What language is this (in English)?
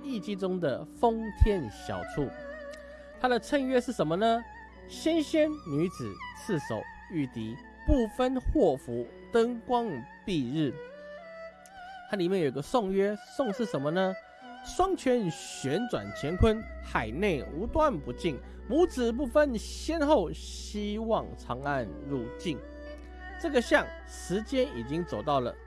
Chinese